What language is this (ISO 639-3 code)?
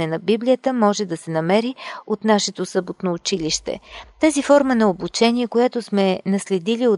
bul